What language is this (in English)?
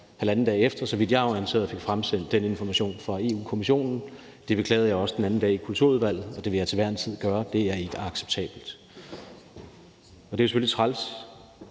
Danish